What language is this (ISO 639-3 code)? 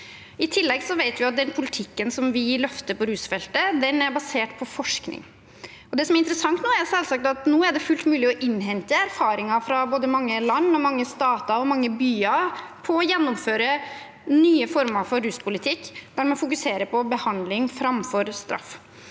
nor